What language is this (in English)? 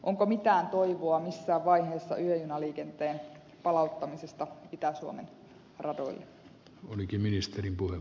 Finnish